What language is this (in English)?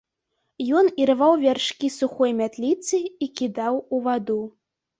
Belarusian